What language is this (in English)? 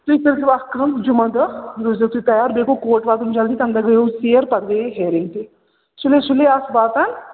Kashmiri